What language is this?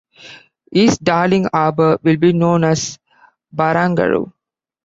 English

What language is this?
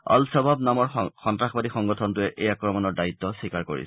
Assamese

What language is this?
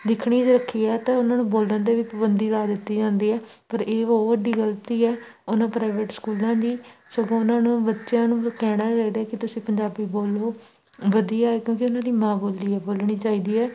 Punjabi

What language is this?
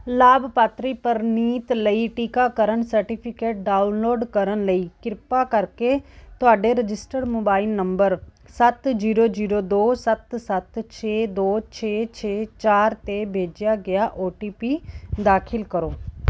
Punjabi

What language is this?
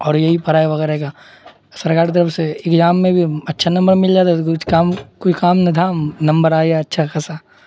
Urdu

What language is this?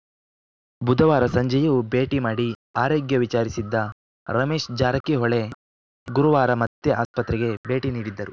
Kannada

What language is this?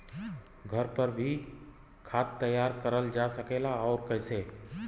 Bhojpuri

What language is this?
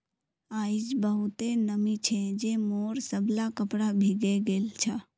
Magahi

